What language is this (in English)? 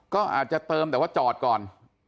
Thai